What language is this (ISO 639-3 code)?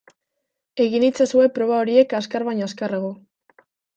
eus